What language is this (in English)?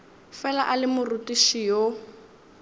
Northern Sotho